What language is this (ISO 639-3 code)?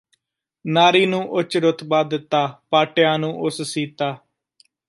pan